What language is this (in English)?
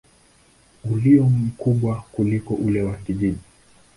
Swahili